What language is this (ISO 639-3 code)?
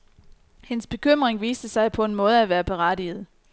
dan